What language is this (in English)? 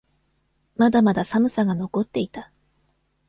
Japanese